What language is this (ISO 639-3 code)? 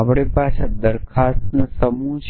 guj